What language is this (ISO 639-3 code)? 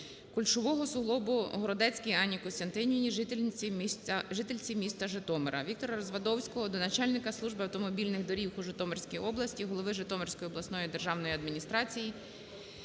ukr